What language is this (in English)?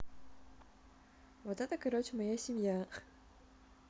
Russian